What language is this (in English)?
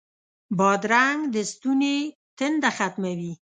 Pashto